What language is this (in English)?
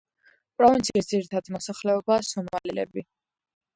Georgian